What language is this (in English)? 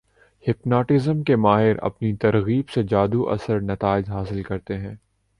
Urdu